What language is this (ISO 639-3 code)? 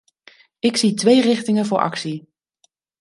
nld